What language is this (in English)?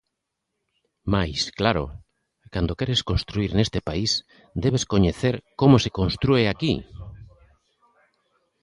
Galician